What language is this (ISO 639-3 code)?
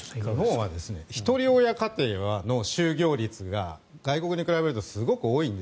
jpn